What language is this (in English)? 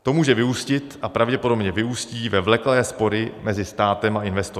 Czech